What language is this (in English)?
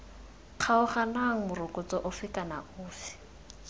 Tswana